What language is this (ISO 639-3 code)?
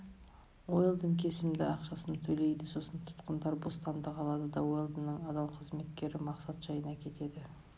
kaz